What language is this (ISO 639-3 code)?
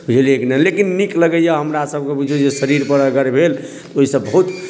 mai